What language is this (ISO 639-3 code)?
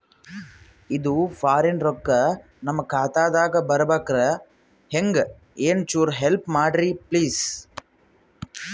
kan